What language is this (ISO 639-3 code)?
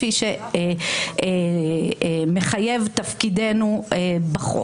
heb